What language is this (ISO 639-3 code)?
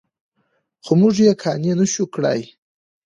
pus